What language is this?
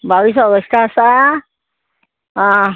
Konkani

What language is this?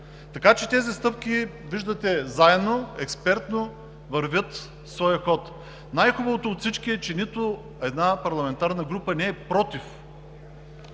Bulgarian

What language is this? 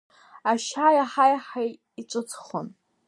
Abkhazian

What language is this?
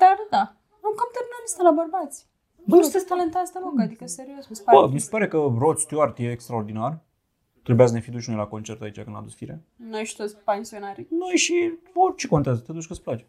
Romanian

